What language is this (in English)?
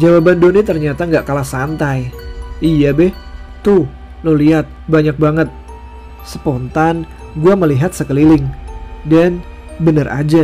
Indonesian